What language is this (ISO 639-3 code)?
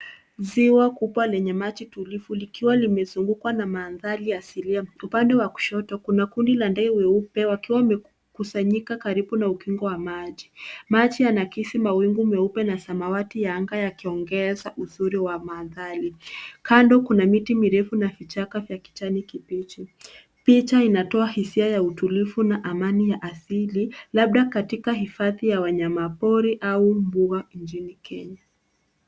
swa